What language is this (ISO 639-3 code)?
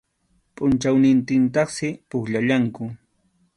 qxu